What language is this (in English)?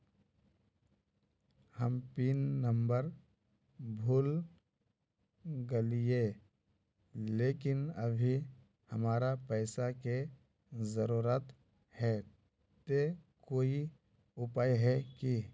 Magahi